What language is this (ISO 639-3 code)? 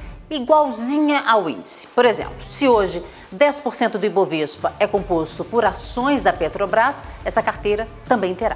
por